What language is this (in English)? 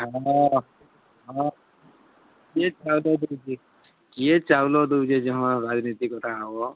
Odia